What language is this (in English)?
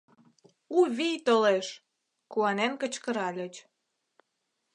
Mari